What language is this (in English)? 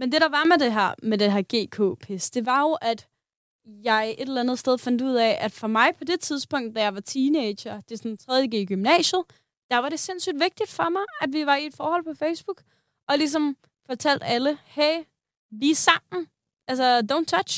Danish